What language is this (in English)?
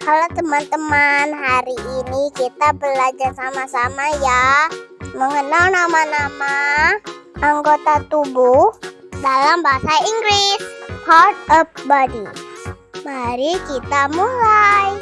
Indonesian